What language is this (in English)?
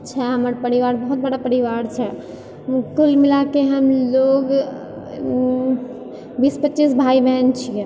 Maithili